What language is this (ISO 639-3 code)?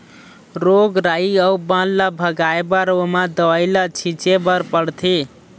hne